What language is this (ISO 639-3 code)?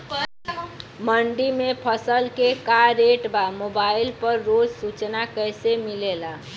bho